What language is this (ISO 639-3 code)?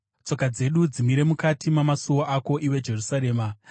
sna